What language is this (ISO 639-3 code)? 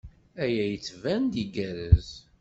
kab